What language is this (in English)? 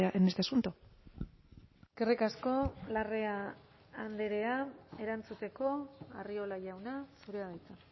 Basque